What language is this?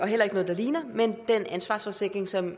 Danish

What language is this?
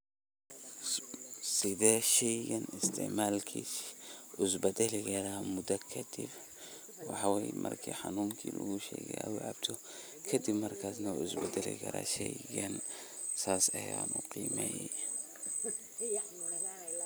Somali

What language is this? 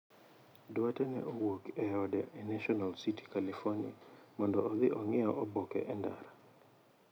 Luo (Kenya and Tanzania)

